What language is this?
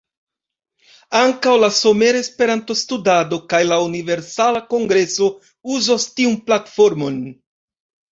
Esperanto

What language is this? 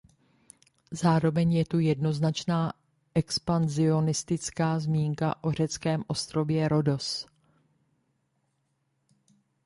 Czech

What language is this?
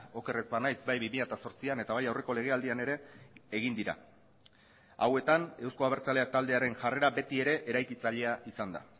Basque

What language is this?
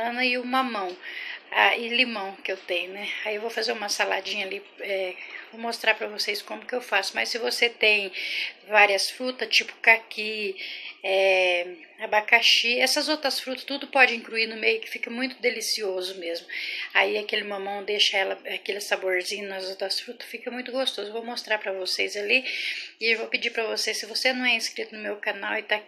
Portuguese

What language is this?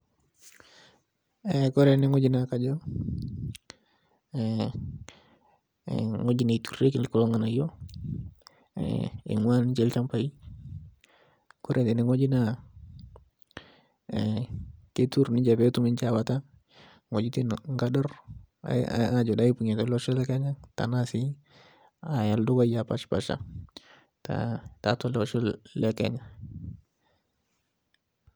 Masai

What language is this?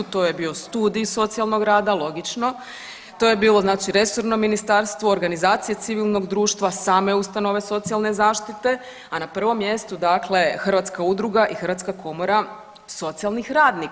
Croatian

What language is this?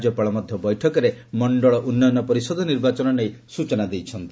Odia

